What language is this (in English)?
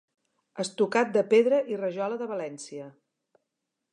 Catalan